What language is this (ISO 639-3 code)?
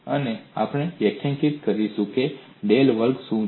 guj